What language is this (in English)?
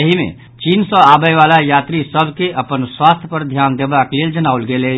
Maithili